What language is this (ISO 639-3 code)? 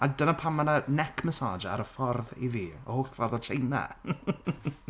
cym